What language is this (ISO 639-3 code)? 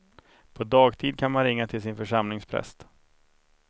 swe